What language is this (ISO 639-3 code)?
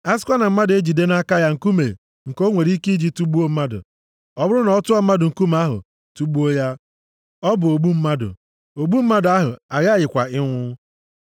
ibo